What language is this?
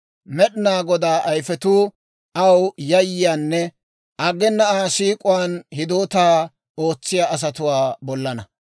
Dawro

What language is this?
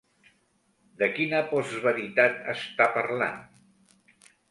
Catalan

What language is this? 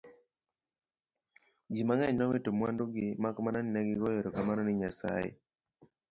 Luo (Kenya and Tanzania)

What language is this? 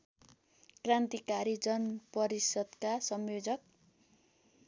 Nepali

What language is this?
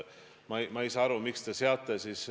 Estonian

